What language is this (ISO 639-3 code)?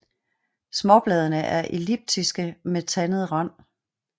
dan